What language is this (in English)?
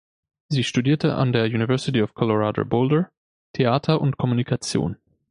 German